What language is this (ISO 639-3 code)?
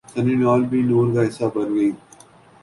urd